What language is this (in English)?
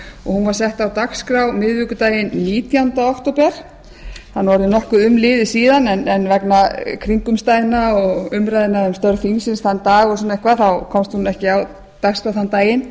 Icelandic